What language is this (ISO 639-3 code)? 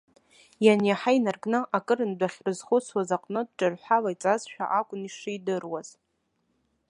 abk